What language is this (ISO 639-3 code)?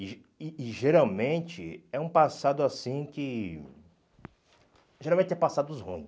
por